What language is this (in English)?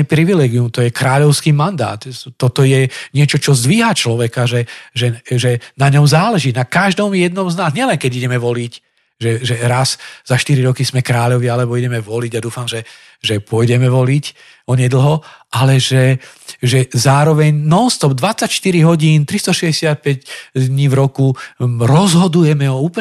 Slovak